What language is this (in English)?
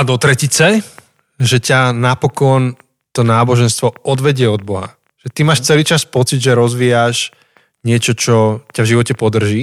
Slovak